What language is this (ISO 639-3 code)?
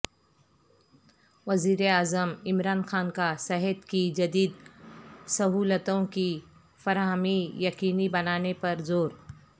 urd